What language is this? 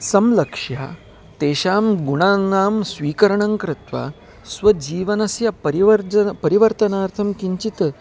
Sanskrit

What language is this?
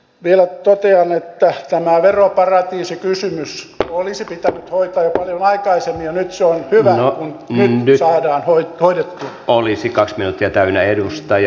Finnish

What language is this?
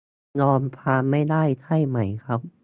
Thai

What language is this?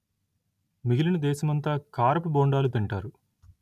Telugu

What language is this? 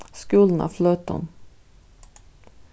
Faroese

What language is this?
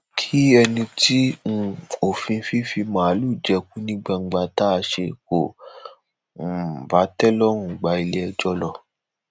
Yoruba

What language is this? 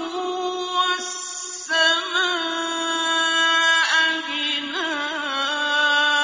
Arabic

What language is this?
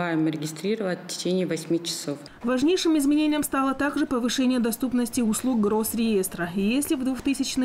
Russian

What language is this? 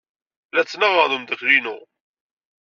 Kabyle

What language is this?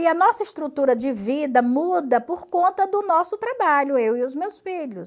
Portuguese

